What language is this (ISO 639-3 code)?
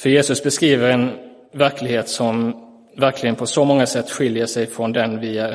swe